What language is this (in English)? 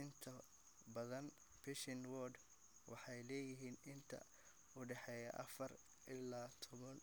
Somali